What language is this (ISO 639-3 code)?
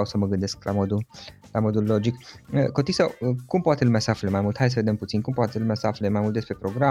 ron